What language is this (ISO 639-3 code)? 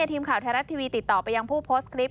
tha